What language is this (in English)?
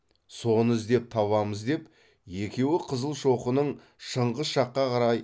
Kazakh